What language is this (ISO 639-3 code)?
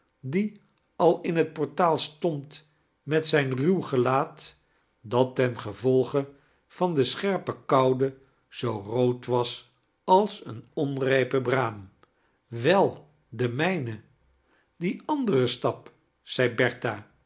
nld